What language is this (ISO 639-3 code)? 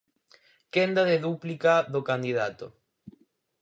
glg